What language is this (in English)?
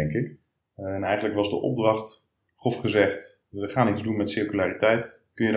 Dutch